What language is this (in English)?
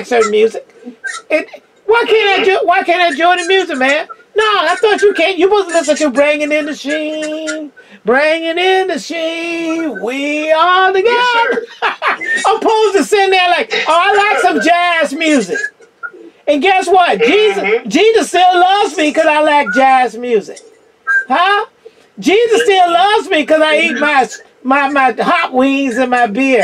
English